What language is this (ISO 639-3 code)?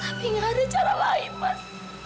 ind